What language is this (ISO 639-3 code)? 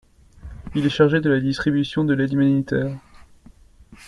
fra